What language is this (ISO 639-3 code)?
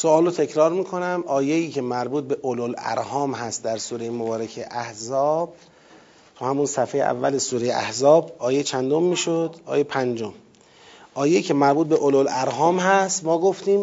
fas